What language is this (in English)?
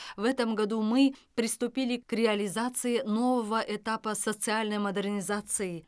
Kazakh